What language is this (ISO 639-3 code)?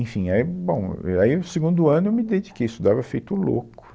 por